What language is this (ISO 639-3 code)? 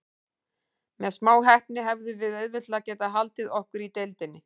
isl